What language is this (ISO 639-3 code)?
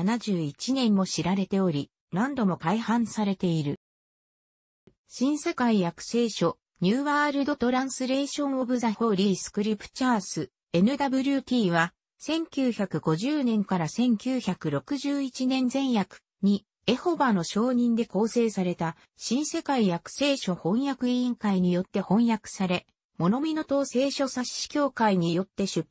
jpn